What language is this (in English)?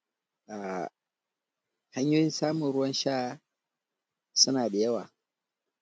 Hausa